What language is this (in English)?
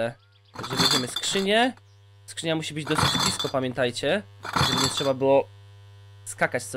Polish